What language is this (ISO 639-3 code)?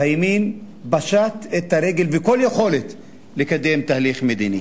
heb